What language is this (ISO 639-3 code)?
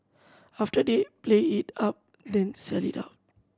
eng